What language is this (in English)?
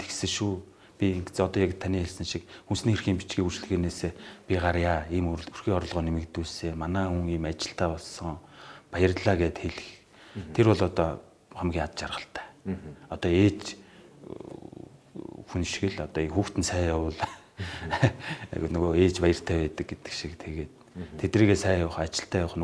Korean